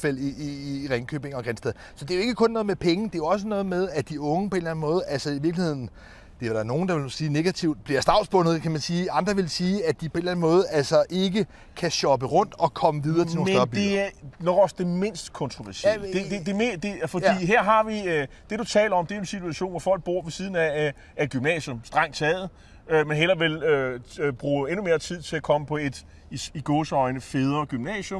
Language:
Danish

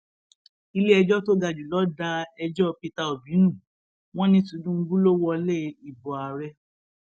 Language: Yoruba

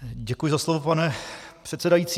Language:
Czech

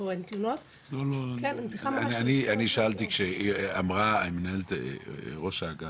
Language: Hebrew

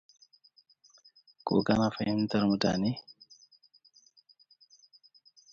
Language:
Hausa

